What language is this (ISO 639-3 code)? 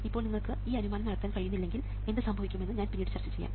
mal